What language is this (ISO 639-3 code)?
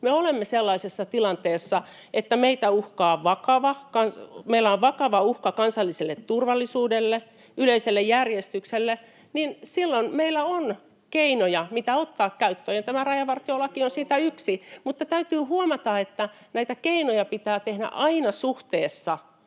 fin